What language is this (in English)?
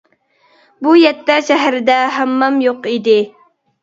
Uyghur